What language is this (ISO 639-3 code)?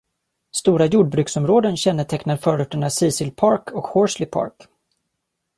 swe